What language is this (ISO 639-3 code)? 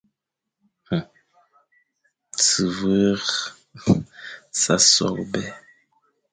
fan